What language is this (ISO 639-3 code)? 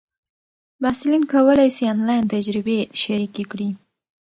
pus